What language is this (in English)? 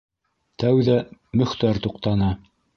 Bashkir